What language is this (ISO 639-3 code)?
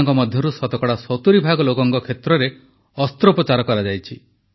ori